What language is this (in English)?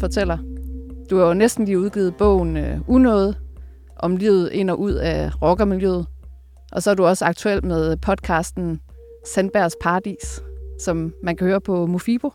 Danish